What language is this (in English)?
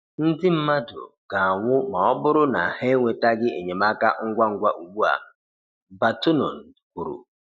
Igbo